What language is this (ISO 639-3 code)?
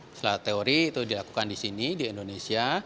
ind